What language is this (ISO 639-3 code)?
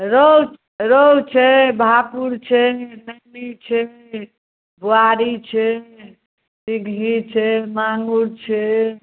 mai